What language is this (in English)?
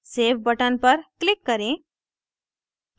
Hindi